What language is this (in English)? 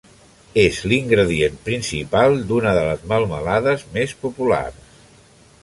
Catalan